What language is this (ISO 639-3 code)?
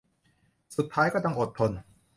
tha